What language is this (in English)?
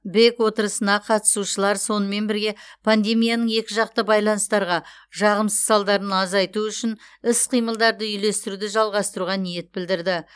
Kazakh